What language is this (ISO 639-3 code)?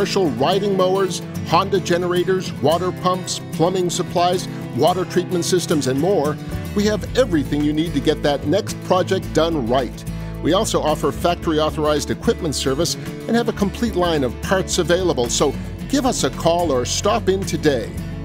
eng